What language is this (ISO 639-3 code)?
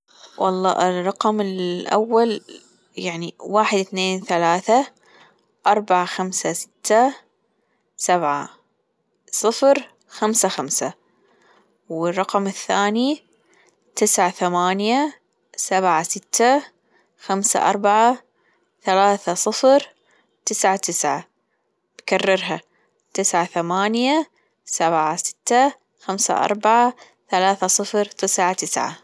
afb